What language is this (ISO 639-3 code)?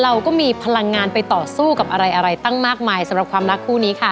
tha